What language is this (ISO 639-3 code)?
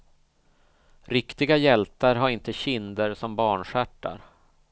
swe